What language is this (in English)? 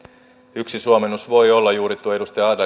Finnish